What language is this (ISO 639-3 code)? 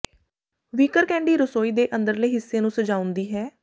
pan